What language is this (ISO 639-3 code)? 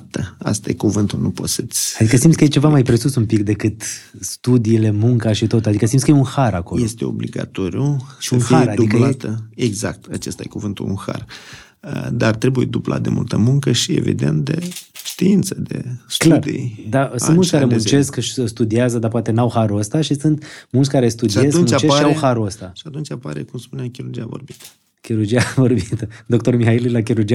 ron